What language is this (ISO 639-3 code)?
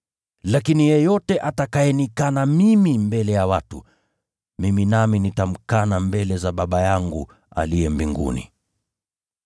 swa